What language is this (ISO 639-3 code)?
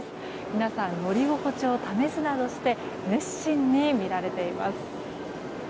jpn